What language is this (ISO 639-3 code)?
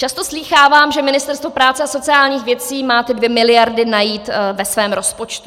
ces